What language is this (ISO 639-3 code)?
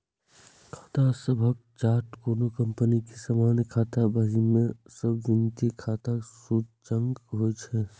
mai